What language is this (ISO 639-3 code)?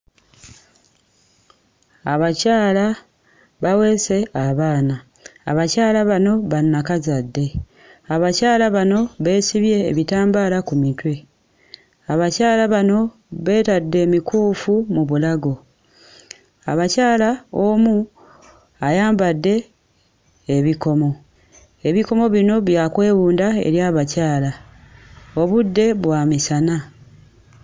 lug